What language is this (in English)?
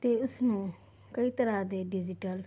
Punjabi